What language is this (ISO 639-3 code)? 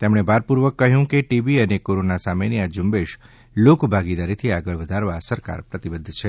guj